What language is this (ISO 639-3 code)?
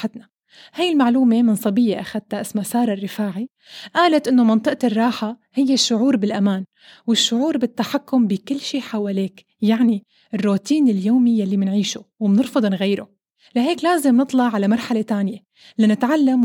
ara